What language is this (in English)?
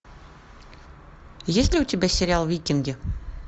Russian